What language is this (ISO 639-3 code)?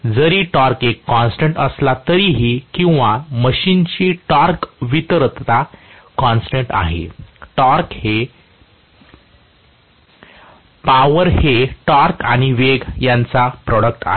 mar